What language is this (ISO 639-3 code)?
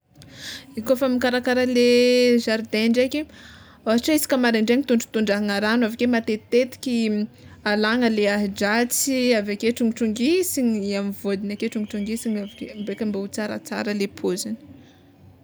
xmw